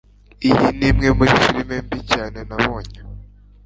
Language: Kinyarwanda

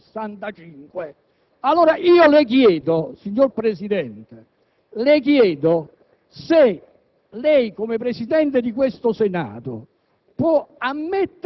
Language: Italian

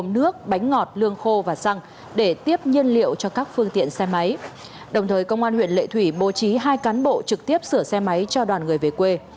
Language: Vietnamese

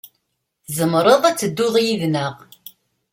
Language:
Kabyle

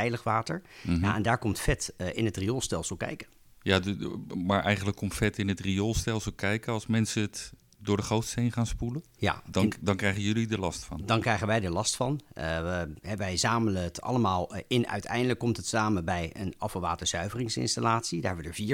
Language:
Dutch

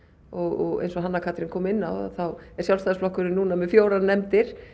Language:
Icelandic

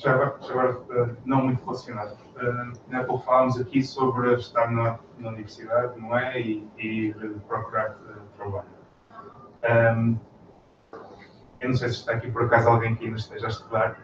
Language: Portuguese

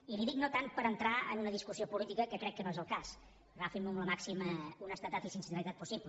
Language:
Catalan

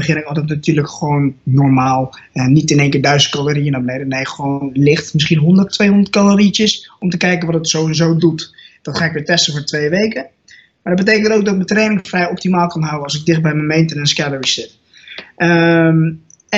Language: Dutch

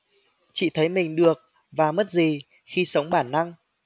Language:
Vietnamese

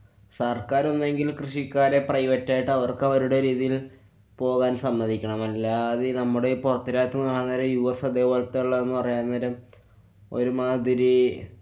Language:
Malayalam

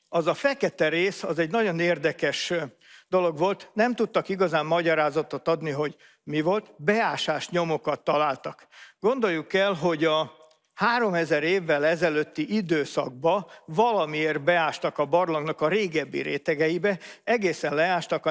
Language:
Hungarian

